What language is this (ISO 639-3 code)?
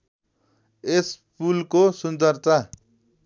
nep